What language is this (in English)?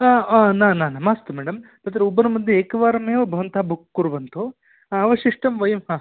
Sanskrit